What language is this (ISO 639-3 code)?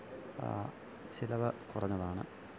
mal